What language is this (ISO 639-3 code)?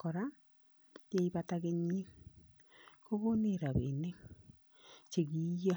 kln